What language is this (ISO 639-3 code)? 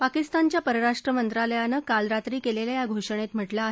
mar